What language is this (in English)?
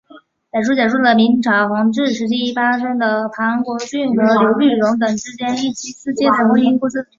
Chinese